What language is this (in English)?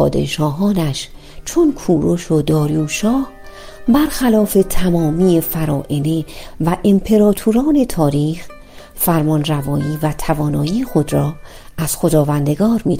Persian